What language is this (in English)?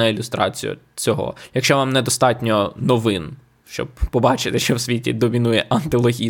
Ukrainian